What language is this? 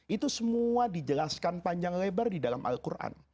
Indonesian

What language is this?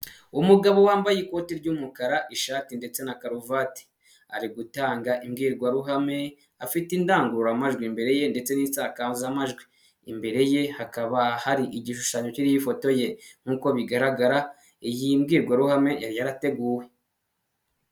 Kinyarwanda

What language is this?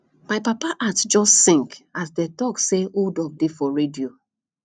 Nigerian Pidgin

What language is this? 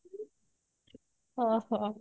Odia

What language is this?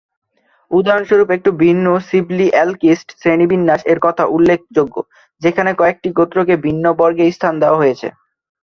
Bangla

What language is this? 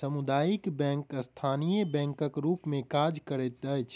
Maithili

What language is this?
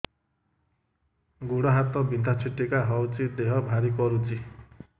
Odia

